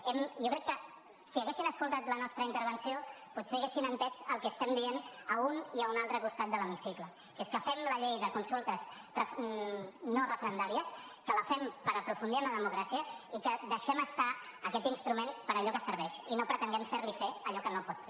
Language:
Catalan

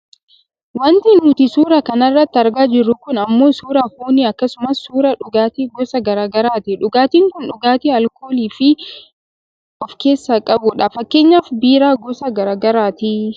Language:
Oromo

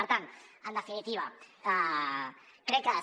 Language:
Catalan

